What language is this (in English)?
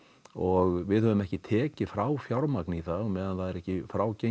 Icelandic